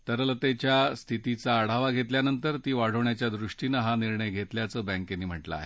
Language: Marathi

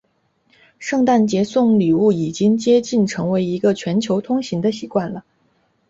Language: Chinese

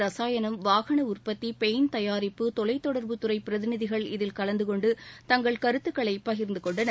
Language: Tamil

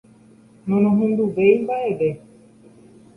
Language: Guarani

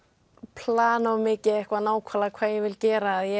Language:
Icelandic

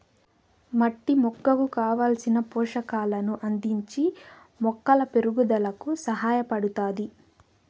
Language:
Telugu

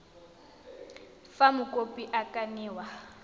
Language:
Tswana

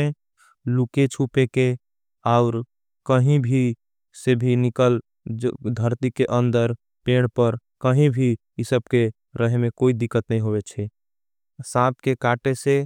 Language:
Angika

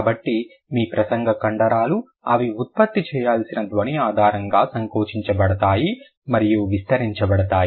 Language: Telugu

